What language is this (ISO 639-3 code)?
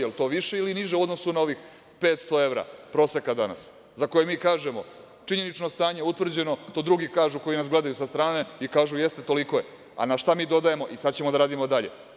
srp